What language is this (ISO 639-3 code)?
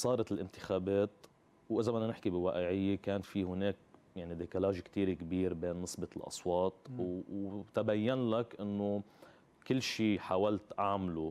ara